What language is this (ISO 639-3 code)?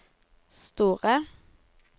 nor